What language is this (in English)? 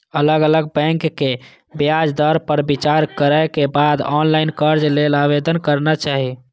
Maithili